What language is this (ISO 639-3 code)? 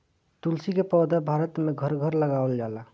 bho